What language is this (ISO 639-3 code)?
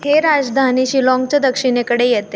mar